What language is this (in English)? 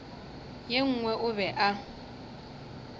Northern Sotho